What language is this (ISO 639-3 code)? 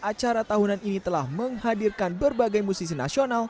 ind